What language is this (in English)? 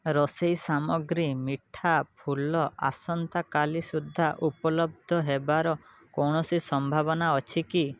Odia